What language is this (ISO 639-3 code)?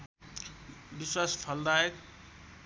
nep